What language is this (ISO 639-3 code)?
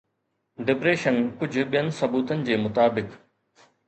snd